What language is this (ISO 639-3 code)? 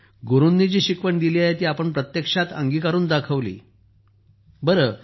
mar